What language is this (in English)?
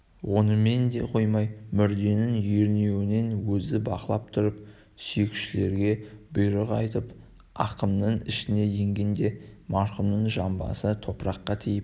Kazakh